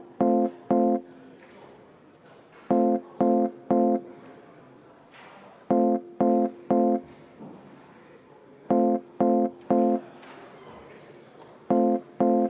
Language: Estonian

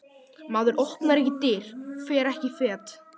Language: Icelandic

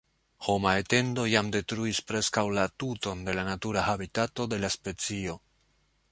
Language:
Esperanto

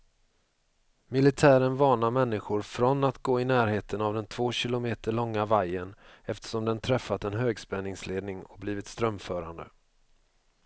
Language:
Swedish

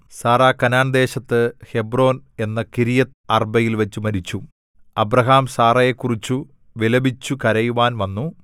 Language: Malayalam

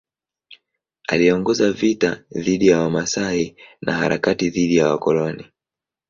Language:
Swahili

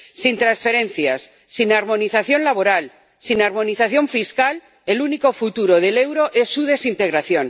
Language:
Spanish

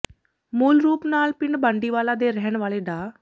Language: Punjabi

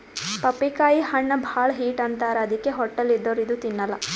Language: Kannada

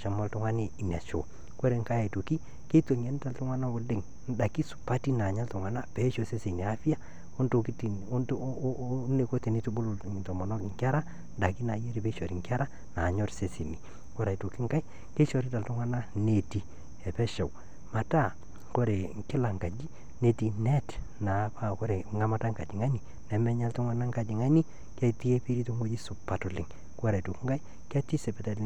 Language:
Masai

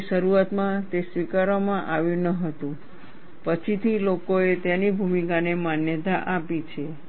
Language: Gujarati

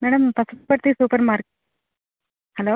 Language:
Telugu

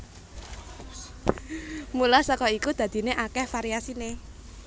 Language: Javanese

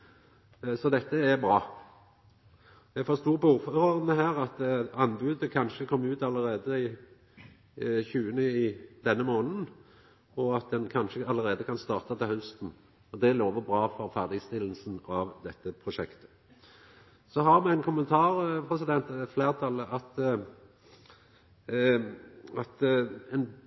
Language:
Norwegian Nynorsk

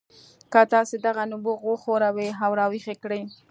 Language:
Pashto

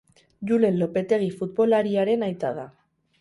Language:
Basque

